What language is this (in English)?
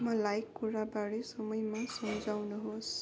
Nepali